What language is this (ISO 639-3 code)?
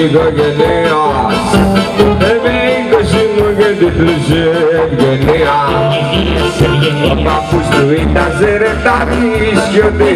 ell